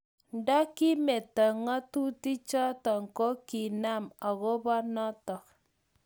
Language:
Kalenjin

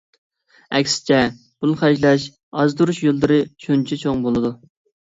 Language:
Uyghur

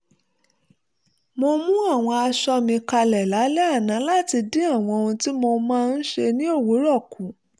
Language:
Yoruba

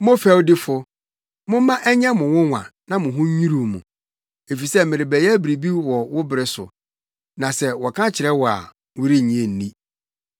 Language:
Akan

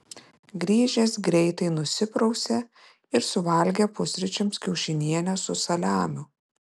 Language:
Lithuanian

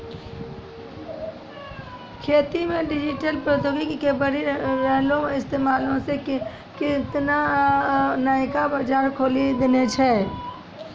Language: Maithili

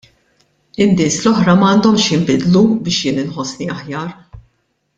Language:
Maltese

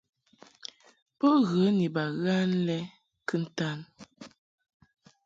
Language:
Mungaka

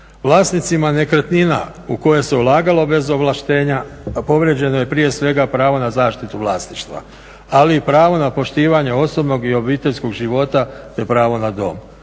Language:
Croatian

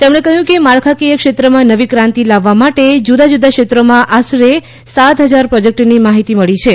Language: Gujarati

